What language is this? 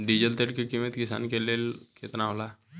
Bhojpuri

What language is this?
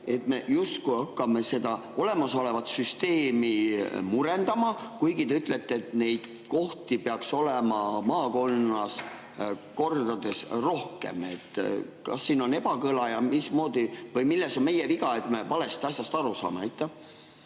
Estonian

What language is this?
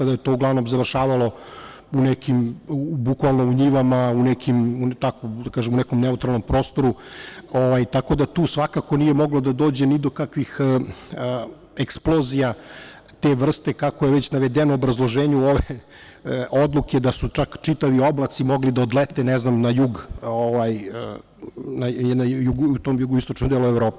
Serbian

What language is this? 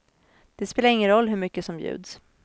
Swedish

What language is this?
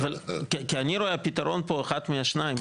Hebrew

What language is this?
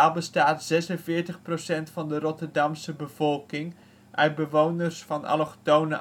Dutch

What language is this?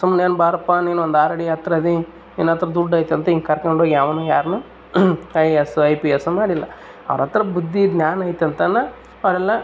Kannada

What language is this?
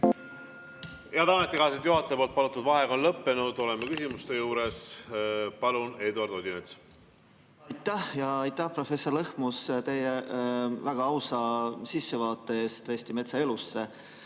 Estonian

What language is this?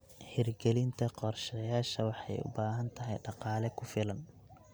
Somali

